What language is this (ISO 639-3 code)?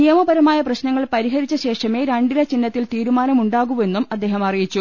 mal